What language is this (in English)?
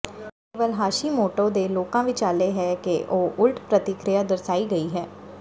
Punjabi